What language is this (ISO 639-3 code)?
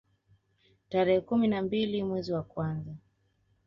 swa